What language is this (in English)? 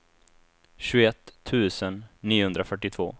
Swedish